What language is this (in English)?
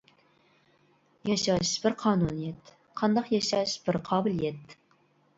Uyghur